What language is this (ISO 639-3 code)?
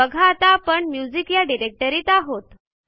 mar